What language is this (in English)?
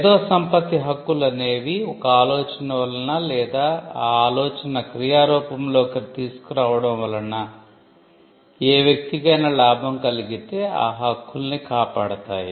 Telugu